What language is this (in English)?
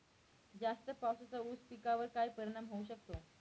Marathi